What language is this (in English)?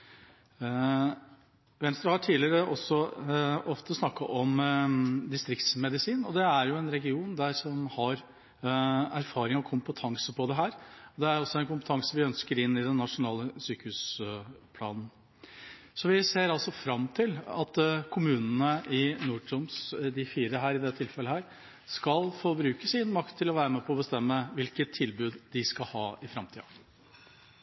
Norwegian Bokmål